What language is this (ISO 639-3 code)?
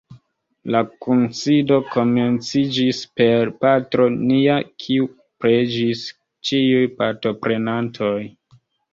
epo